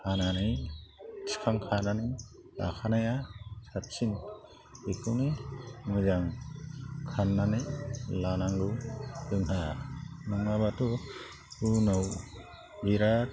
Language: Bodo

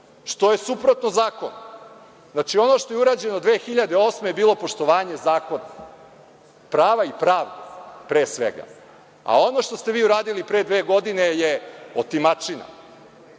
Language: Serbian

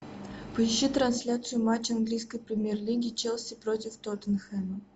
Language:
Russian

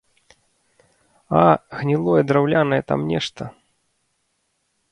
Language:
Belarusian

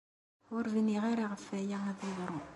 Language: Kabyle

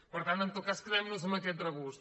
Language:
Catalan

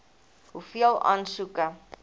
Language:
Afrikaans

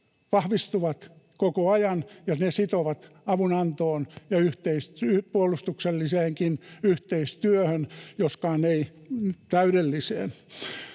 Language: Finnish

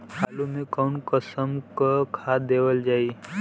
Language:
Bhojpuri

